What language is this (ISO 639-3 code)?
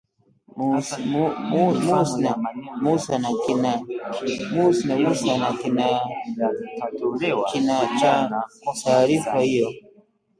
swa